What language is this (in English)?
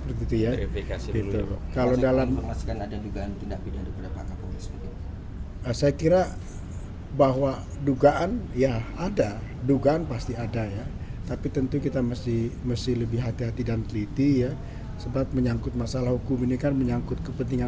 Indonesian